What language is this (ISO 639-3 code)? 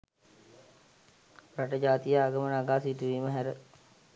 sin